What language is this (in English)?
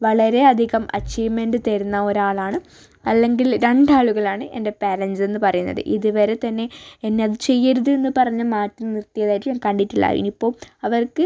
Malayalam